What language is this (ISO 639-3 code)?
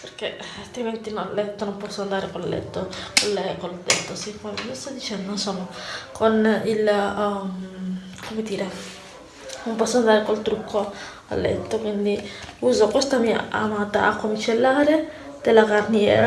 ita